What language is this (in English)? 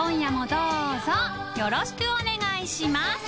Japanese